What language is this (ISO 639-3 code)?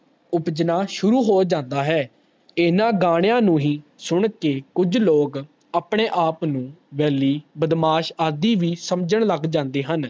pan